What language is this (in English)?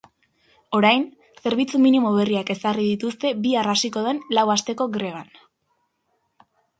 Basque